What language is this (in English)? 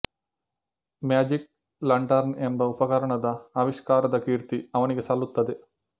Kannada